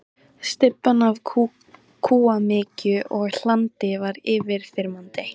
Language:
Icelandic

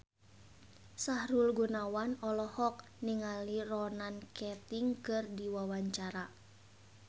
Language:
Sundanese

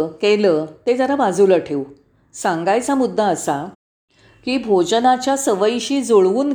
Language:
Marathi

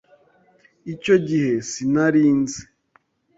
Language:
Kinyarwanda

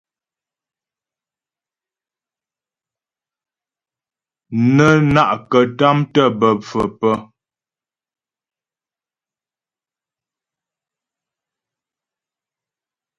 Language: Ghomala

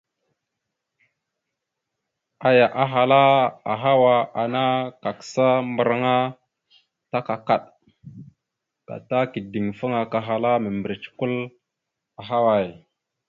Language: Mada (Cameroon)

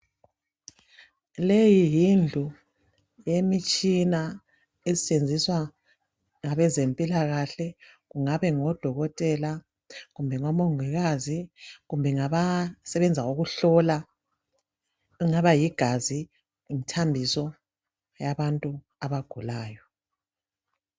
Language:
North Ndebele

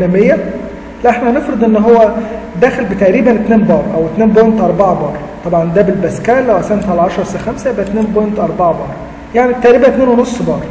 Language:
Arabic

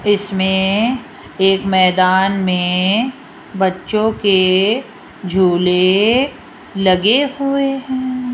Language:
Hindi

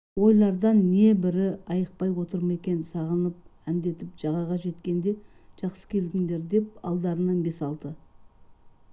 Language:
Kazakh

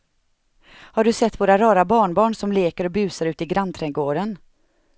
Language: Swedish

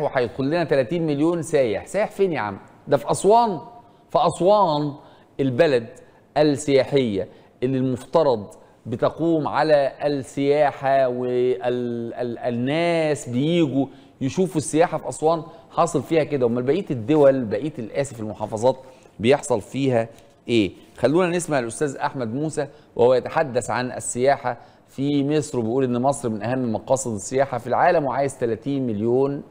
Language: Arabic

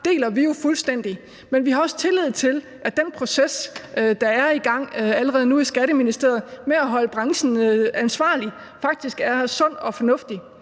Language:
Danish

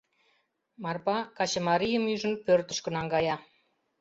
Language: Mari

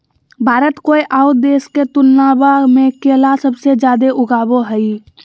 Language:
Magahi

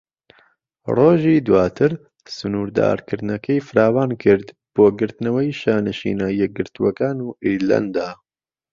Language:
Central Kurdish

